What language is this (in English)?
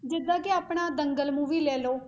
Punjabi